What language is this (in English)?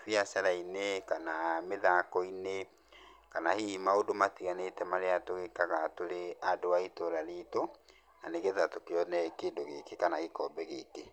Kikuyu